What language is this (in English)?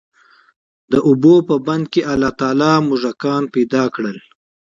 Pashto